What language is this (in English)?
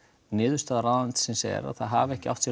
Icelandic